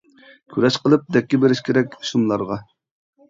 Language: Uyghur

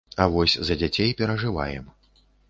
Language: Belarusian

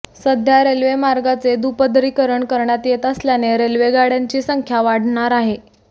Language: Marathi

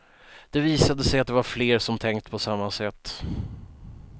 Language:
Swedish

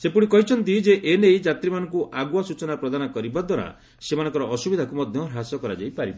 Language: Odia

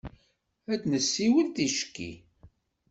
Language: Kabyle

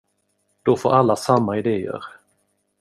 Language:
Swedish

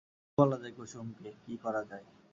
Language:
Bangla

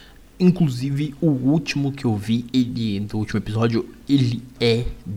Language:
Portuguese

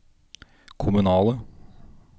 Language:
Norwegian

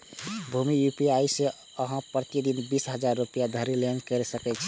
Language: Maithili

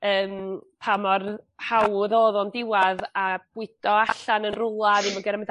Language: Welsh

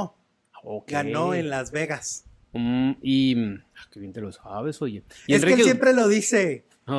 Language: Spanish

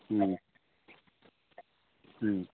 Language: Manipuri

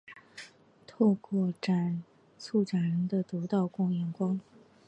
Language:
Chinese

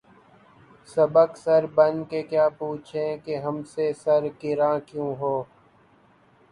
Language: Urdu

